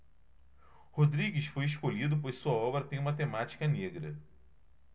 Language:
Portuguese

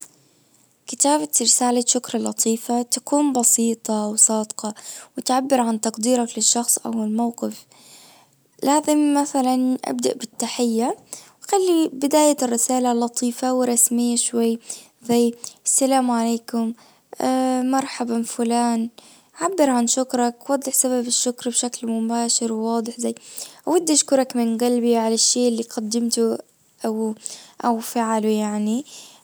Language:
Najdi Arabic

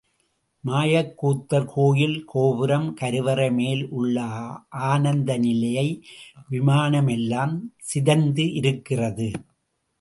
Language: Tamil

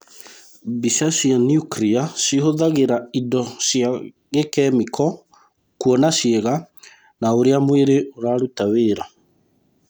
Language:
Kikuyu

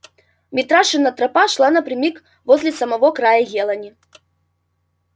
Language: Russian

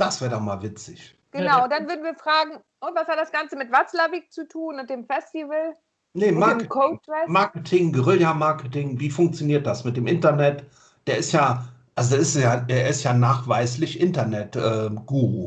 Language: German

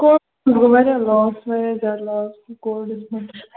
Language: Kashmiri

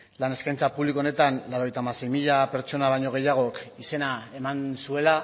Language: Basque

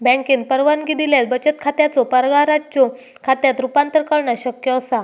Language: Marathi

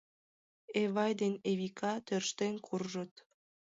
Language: Mari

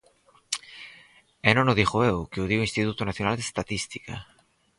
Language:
Galician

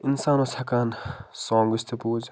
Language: Kashmiri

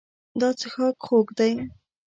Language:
Pashto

